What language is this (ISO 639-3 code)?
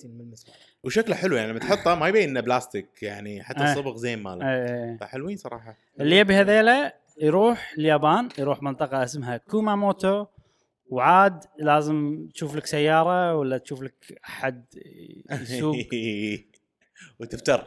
ara